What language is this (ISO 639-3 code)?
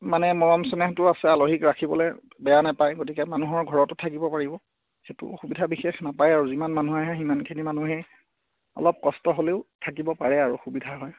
asm